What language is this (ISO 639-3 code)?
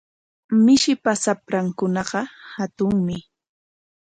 qwa